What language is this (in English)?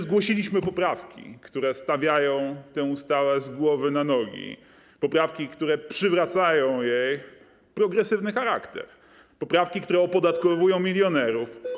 Polish